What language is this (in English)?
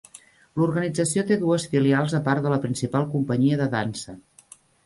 Catalan